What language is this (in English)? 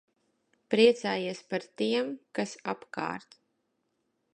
Latvian